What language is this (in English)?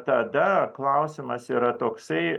Lithuanian